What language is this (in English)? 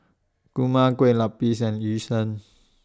English